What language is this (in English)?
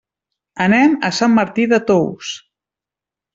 Catalan